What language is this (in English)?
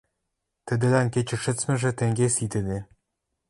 Western Mari